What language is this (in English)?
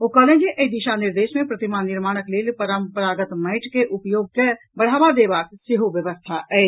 Maithili